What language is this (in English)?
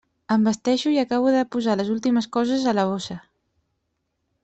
Catalan